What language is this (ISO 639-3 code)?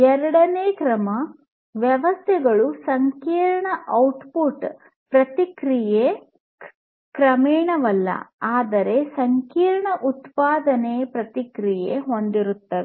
kan